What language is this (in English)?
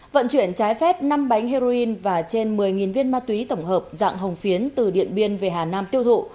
Vietnamese